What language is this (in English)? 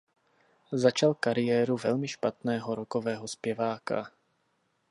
Czech